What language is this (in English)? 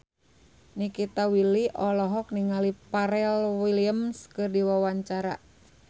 Sundanese